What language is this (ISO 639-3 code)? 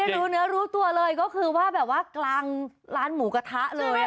tha